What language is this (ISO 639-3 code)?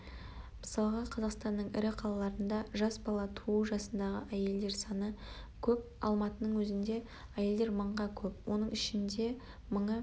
kaz